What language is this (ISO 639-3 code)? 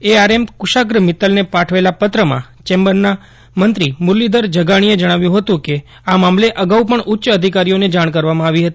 guj